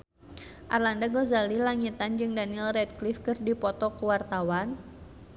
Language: Sundanese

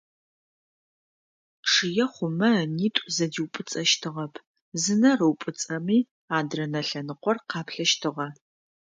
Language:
Adyghe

